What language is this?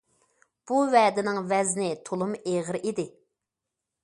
Uyghur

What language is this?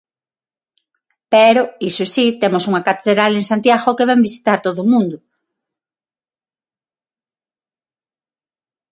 Galician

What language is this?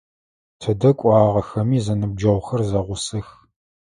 Adyghe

